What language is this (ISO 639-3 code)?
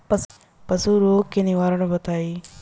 bho